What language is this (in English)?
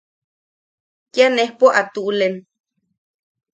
Yaqui